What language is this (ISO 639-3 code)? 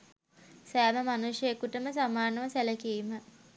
sin